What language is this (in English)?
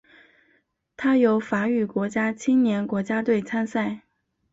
Chinese